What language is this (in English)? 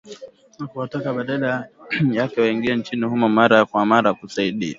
Swahili